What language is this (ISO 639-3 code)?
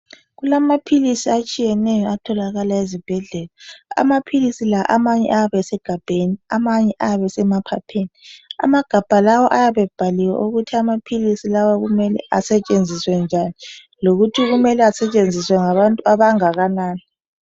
nde